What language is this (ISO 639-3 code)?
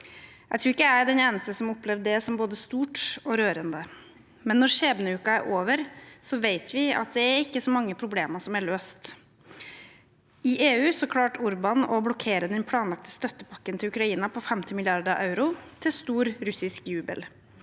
nor